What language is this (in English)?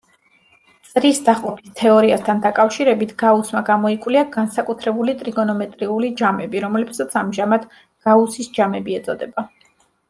Georgian